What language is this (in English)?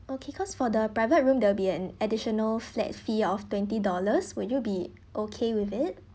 English